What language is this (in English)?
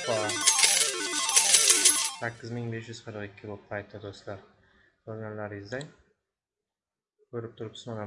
Turkish